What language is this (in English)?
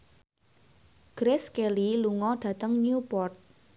Javanese